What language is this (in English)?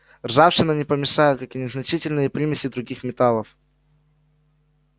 Russian